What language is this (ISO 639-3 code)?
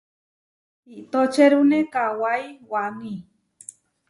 var